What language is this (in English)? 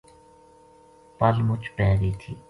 Gujari